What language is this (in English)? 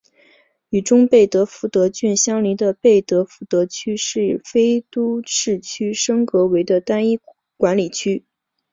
Chinese